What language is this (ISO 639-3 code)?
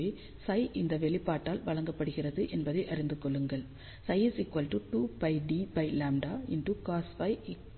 tam